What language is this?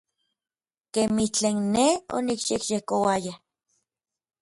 Orizaba Nahuatl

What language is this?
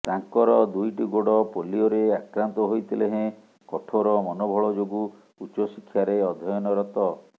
Odia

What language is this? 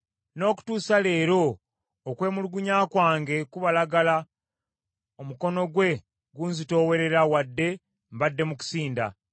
Ganda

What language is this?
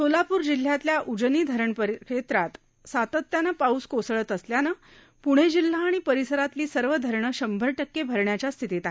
Marathi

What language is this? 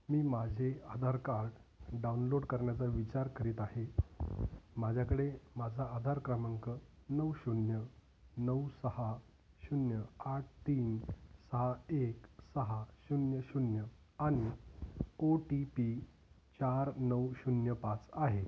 Marathi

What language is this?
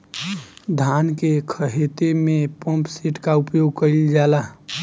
Bhojpuri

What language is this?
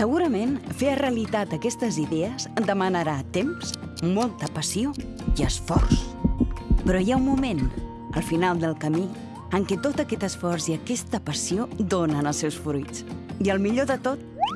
Catalan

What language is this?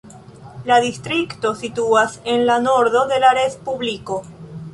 Esperanto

